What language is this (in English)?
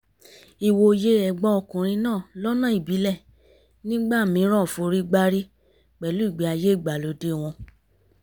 Yoruba